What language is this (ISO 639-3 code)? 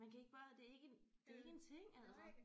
dan